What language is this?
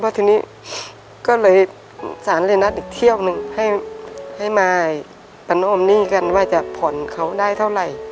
Thai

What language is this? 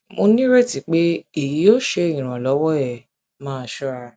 Yoruba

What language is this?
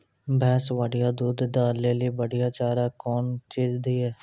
Maithili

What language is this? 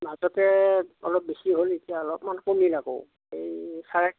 Assamese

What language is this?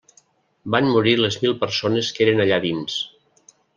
Catalan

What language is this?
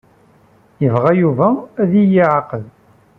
Kabyle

